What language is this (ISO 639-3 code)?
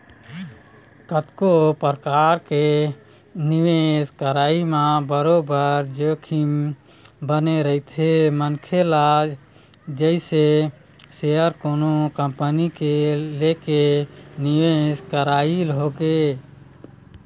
hne